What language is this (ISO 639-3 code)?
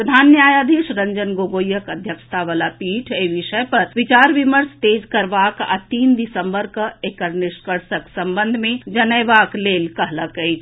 mai